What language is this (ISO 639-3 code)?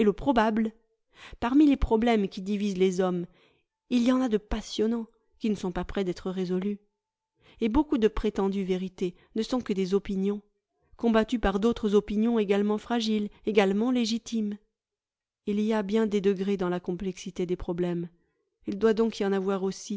fra